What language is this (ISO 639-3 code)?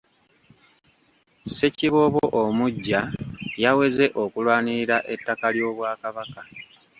lug